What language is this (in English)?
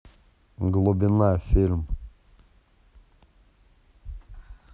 Russian